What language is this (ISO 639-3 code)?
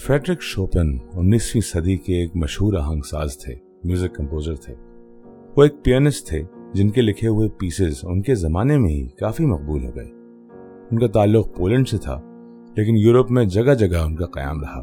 urd